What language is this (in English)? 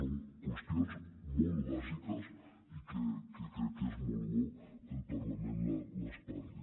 Catalan